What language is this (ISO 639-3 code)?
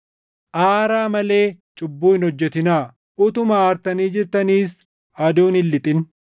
orm